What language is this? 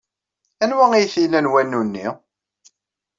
Kabyle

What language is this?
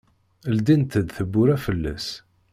Kabyle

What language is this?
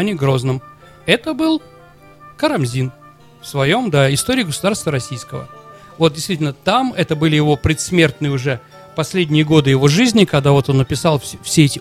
Russian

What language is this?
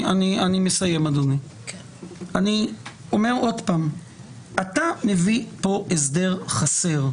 Hebrew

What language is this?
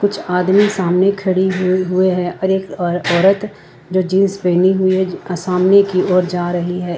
Hindi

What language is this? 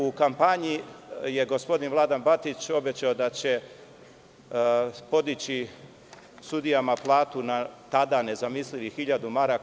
Serbian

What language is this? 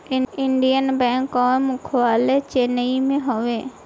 Bhojpuri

